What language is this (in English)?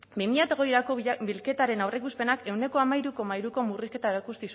Basque